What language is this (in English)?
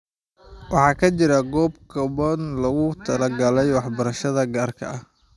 Somali